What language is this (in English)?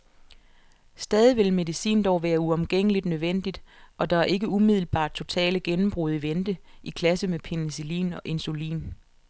Danish